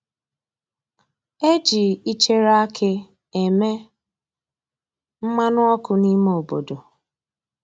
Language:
Igbo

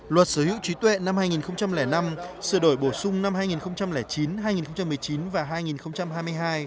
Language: Vietnamese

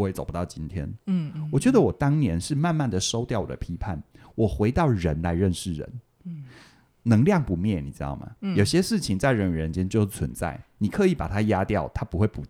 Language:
Chinese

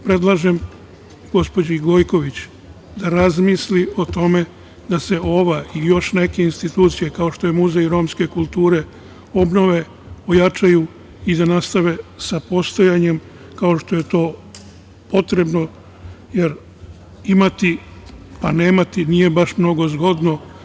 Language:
Serbian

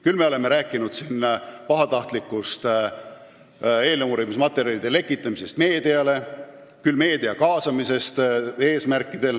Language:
Estonian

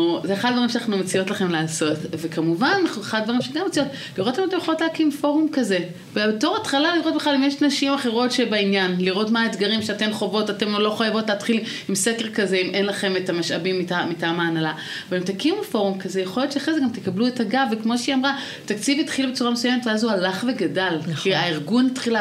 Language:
Hebrew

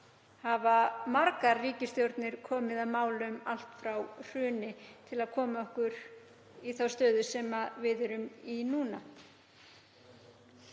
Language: Icelandic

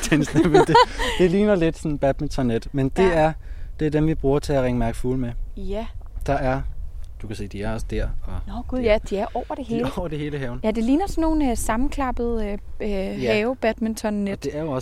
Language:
Danish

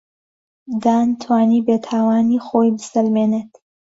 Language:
Central Kurdish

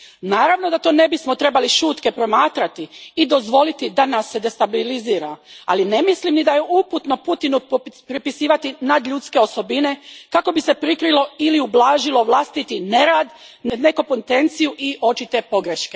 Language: Croatian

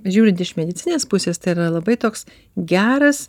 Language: Lithuanian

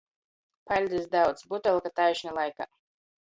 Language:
Latgalian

